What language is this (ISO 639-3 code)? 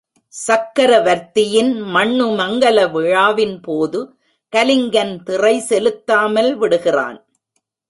tam